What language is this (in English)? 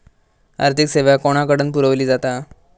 Marathi